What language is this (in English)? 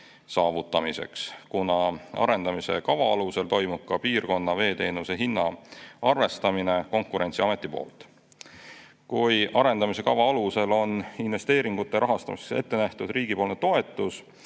Estonian